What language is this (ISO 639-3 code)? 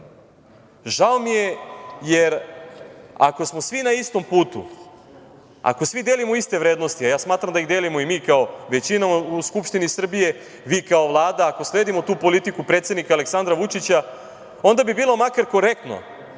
srp